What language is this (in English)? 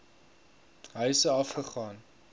Afrikaans